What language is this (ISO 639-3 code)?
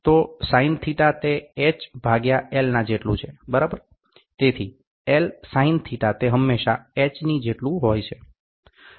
guj